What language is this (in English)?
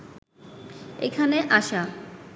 Bangla